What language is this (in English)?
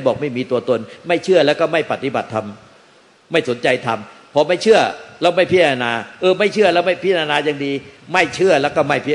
Thai